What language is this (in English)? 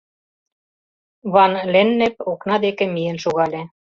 Mari